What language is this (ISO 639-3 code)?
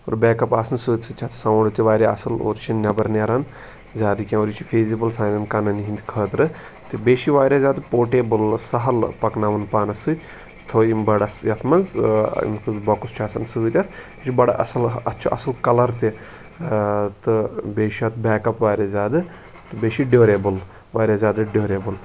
kas